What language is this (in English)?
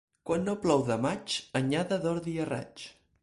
Catalan